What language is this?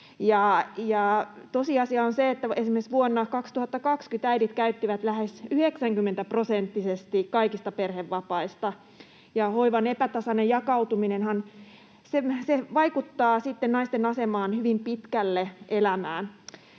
Finnish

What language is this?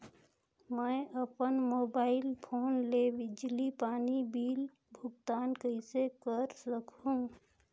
Chhattisgarhi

